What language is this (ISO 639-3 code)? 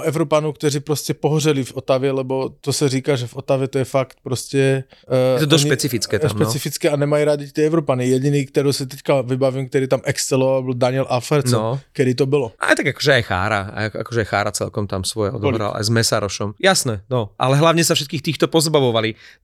slk